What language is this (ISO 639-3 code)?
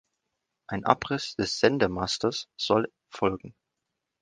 deu